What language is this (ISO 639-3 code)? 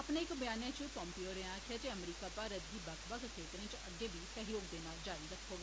doi